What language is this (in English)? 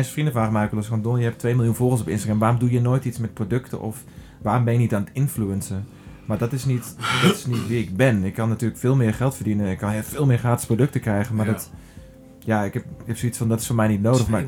Dutch